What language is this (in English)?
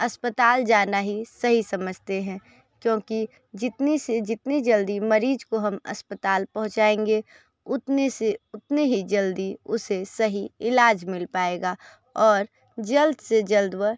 Hindi